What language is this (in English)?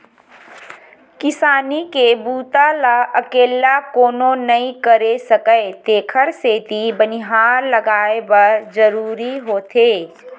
Chhattisgarhi